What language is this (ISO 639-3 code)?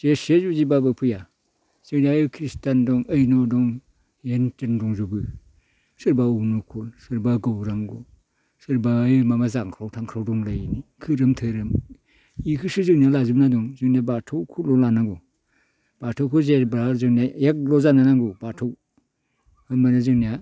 brx